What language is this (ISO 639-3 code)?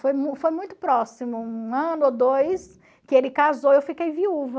por